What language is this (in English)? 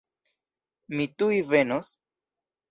Esperanto